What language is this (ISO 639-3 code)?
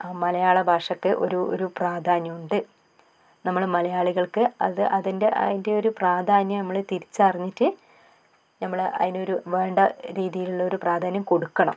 mal